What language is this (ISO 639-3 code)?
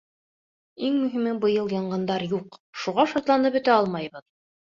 bak